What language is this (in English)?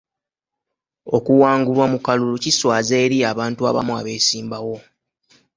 Ganda